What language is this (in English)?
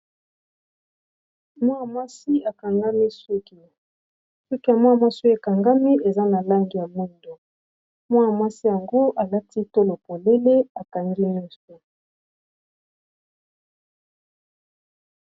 Lingala